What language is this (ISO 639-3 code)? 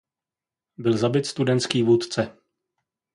ces